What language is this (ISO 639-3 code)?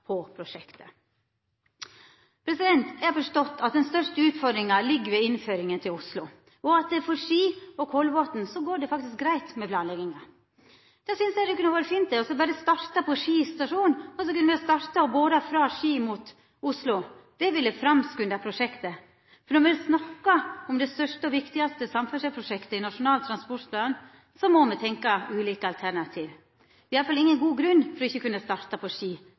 nno